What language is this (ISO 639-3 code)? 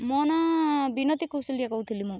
ori